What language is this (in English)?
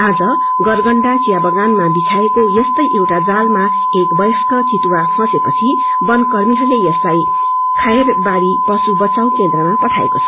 Nepali